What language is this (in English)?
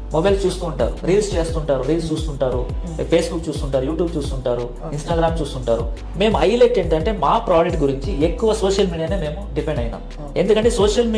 Telugu